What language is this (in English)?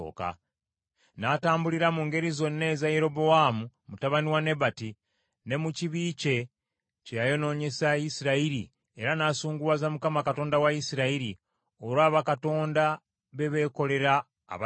Ganda